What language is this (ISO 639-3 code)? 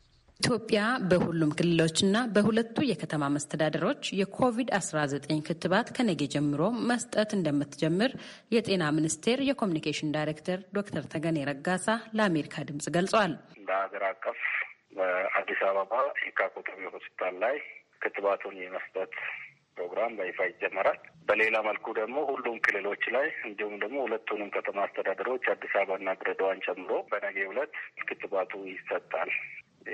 amh